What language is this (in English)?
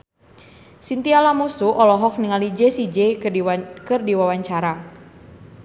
Sundanese